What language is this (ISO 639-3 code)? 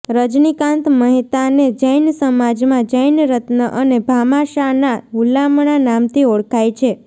guj